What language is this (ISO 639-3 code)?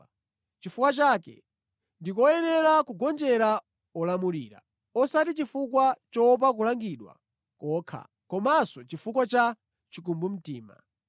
nya